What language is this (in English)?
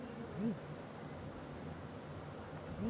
Bangla